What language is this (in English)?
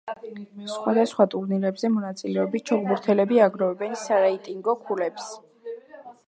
Georgian